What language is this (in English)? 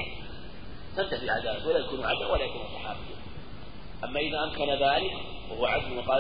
Arabic